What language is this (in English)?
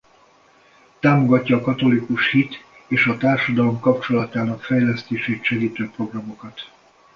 Hungarian